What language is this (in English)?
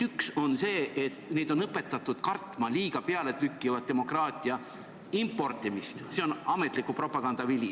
Estonian